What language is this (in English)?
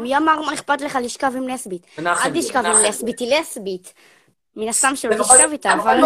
Hebrew